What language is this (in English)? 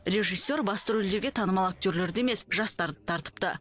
Kazakh